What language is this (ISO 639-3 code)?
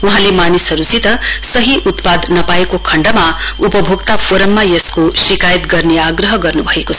nep